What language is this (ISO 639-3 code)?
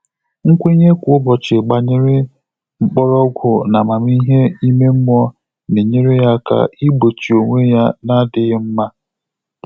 ibo